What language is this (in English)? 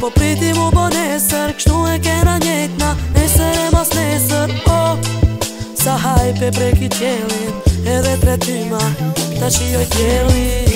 Latvian